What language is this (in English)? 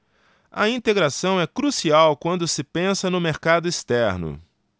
Portuguese